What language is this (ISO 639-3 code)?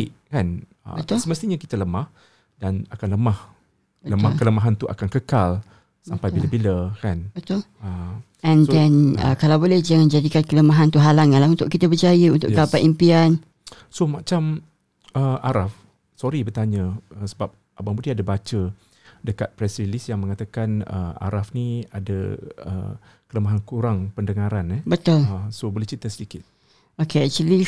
msa